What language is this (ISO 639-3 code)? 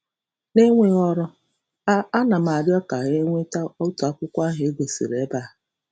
ibo